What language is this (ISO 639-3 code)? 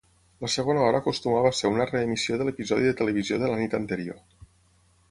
cat